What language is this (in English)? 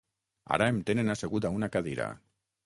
Catalan